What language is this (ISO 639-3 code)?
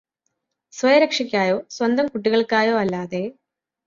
mal